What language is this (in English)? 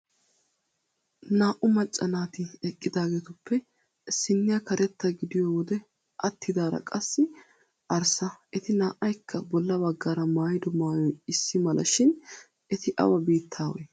Wolaytta